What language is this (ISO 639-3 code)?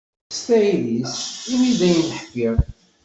kab